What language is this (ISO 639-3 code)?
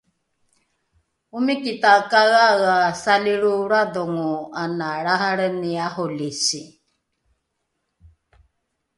dru